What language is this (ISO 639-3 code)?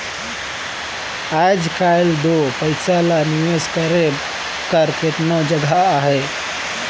hne